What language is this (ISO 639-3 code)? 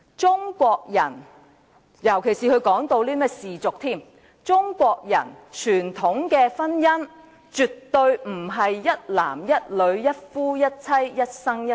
yue